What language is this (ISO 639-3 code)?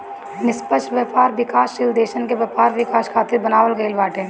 bho